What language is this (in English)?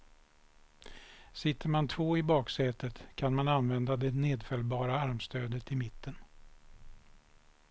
Swedish